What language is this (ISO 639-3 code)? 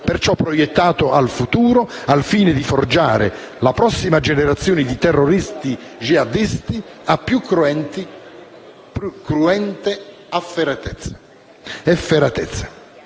ita